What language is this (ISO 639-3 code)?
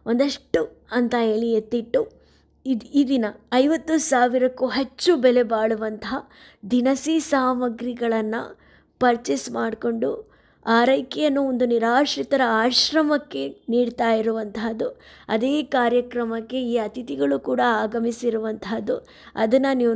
kan